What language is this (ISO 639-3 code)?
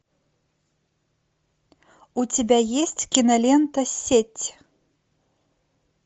rus